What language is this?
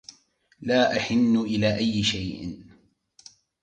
Arabic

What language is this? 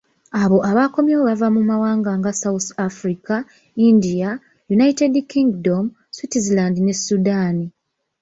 Ganda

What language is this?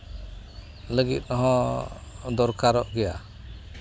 Santali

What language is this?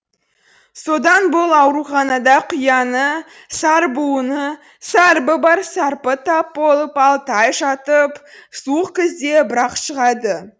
Kazakh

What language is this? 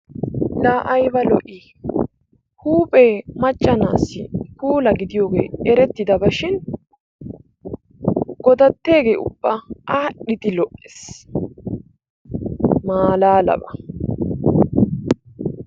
Wolaytta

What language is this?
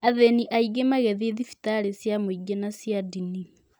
Kikuyu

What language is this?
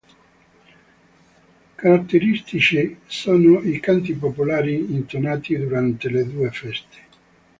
Italian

